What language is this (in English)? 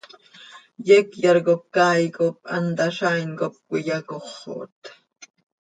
Seri